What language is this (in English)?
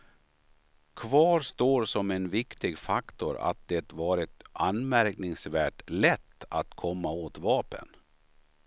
Swedish